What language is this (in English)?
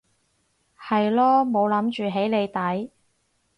Cantonese